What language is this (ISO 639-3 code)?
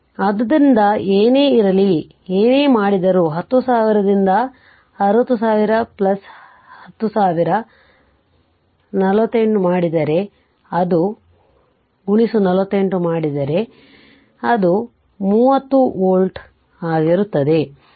kan